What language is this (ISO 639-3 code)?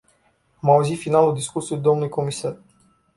ron